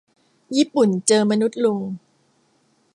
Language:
Thai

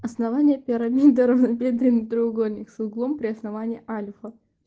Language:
Russian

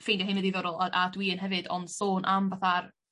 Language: Welsh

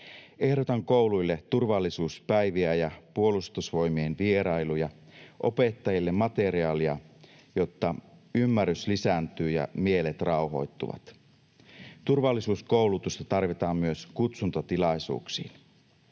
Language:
Finnish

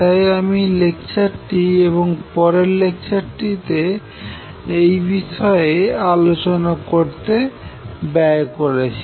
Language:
Bangla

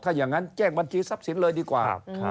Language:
Thai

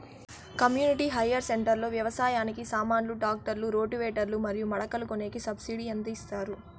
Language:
Telugu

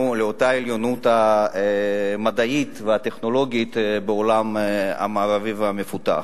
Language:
Hebrew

